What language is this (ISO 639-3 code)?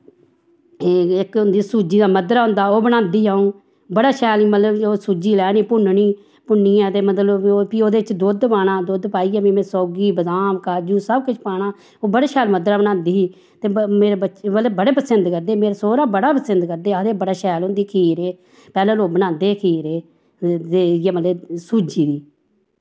doi